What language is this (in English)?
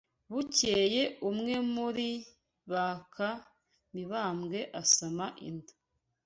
Kinyarwanda